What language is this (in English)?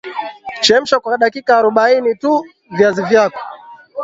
Swahili